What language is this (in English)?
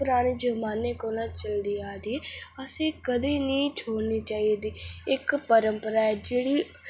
Dogri